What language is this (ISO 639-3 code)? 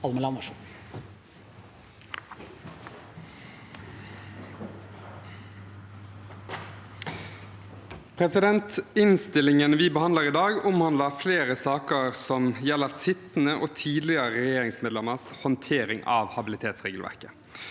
nor